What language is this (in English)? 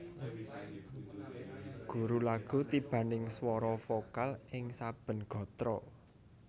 Javanese